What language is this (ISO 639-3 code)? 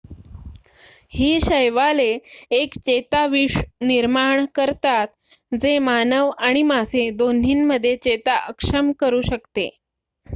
mar